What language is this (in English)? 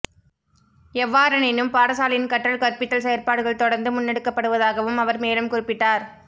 Tamil